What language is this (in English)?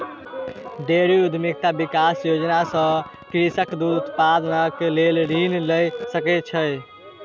Maithili